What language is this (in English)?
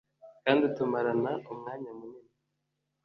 Kinyarwanda